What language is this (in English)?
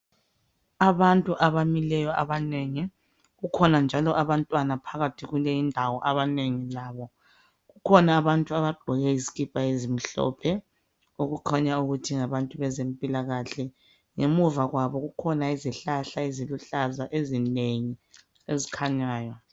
North Ndebele